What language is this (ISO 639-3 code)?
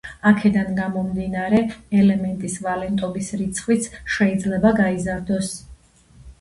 kat